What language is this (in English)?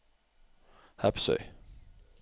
Norwegian